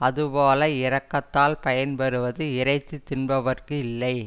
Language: Tamil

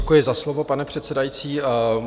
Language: Czech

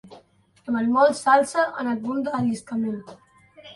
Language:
Catalan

